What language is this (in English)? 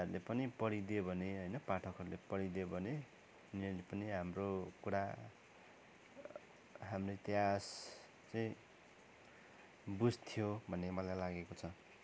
Nepali